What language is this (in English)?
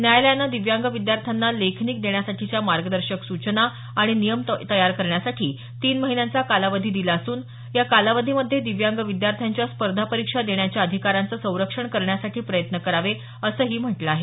Marathi